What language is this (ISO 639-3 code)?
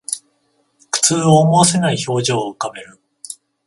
jpn